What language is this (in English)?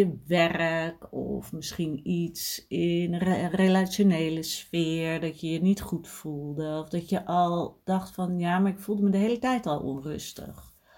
Dutch